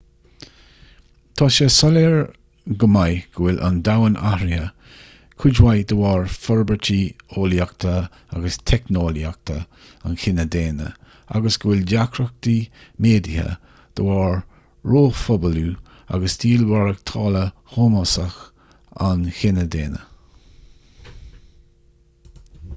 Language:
Irish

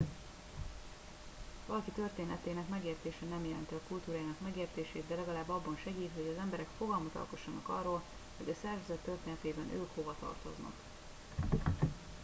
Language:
Hungarian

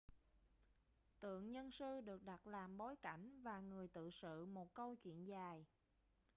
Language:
Vietnamese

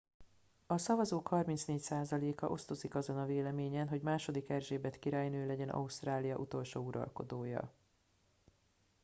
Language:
Hungarian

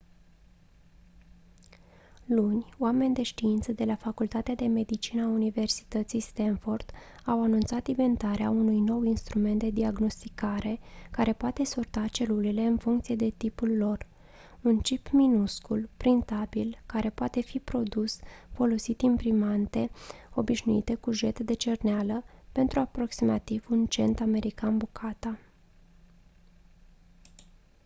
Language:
Romanian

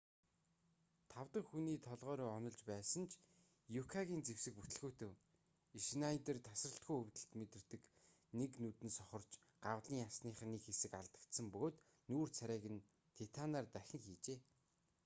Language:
Mongolian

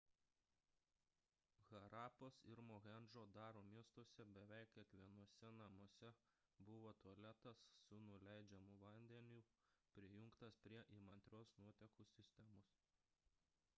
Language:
Lithuanian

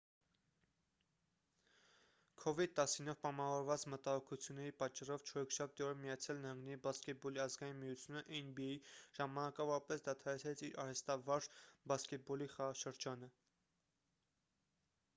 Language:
Armenian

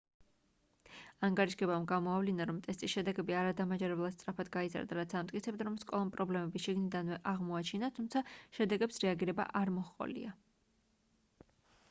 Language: Georgian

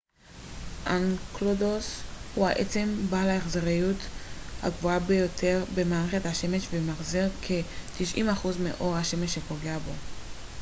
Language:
Hebrew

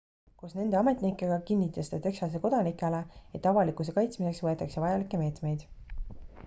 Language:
Estonian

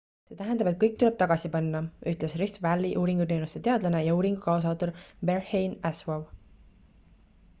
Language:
Estonian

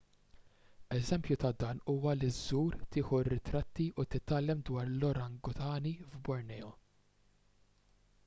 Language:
Maltese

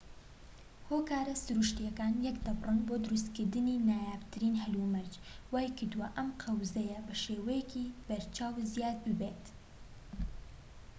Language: Central Kurdish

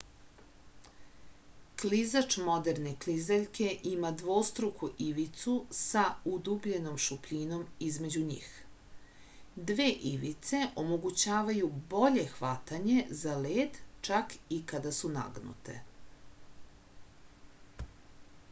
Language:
Serbian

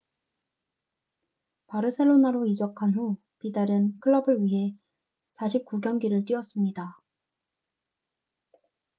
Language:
Korean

